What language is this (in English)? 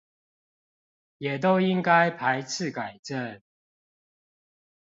Chinese